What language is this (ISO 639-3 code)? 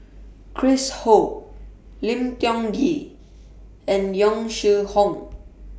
eng